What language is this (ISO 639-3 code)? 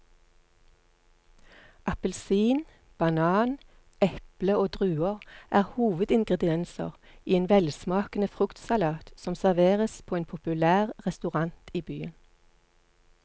nor